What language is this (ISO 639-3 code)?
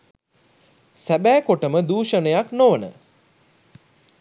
sin